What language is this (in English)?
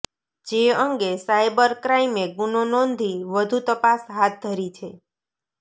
Gujarati